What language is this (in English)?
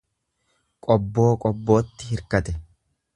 Oromo